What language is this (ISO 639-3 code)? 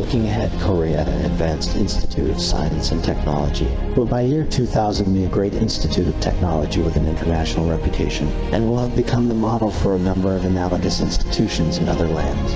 kor